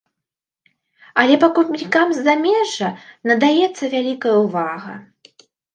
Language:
Belarusian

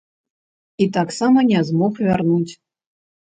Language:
Belarusian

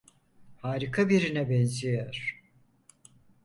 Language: Turkish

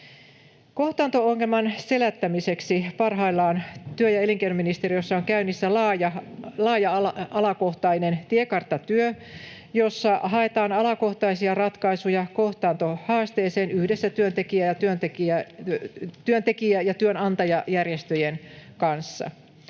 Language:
Finnish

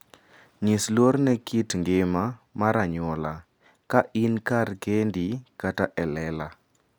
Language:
Luo (Kenya and Tanzania)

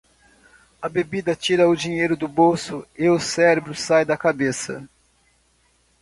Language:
Portuguese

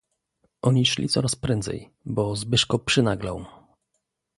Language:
Polish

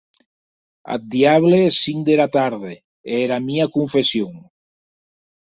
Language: Occitan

